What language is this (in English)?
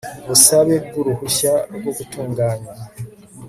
Kinyarwanda